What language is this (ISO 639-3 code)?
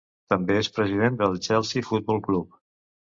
cat